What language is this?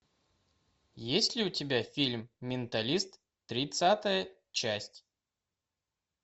Russian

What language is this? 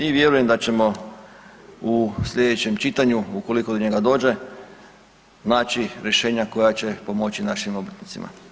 Croatian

